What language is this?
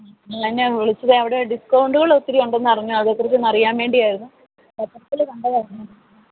Malayalam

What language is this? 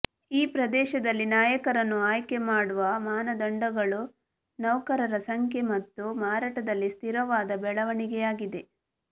Kannada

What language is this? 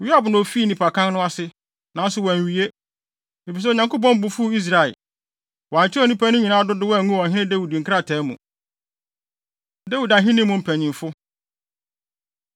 Akan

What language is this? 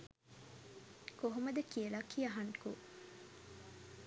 Sinhala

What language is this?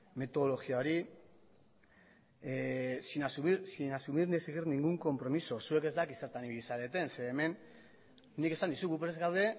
Basque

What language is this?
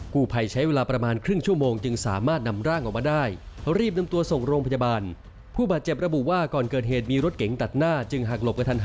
Thai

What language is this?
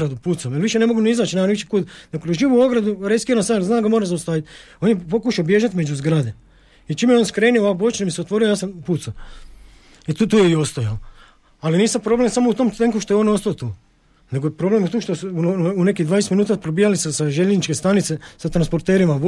Croatian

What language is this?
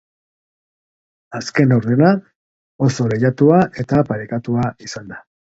Basque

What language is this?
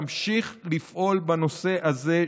Hebrew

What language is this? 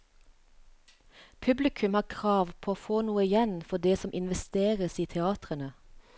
Norwegian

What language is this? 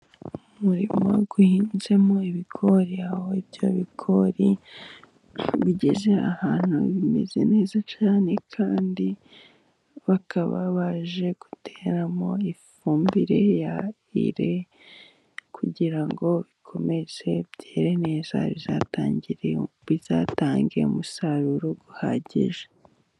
Kinyarwanda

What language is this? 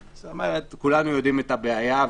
Hebrew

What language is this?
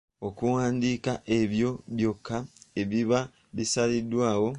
Ganda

